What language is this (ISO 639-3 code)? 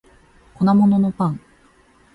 jpn